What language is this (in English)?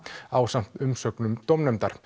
Icelandic